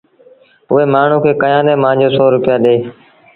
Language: Sindhi Bhil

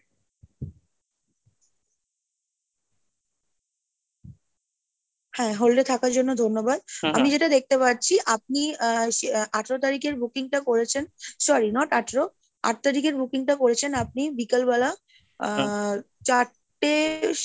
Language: Bangla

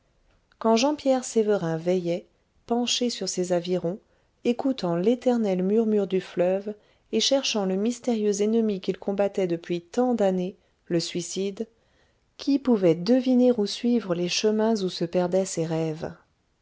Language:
French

